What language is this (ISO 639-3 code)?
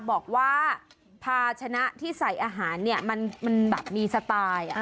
tha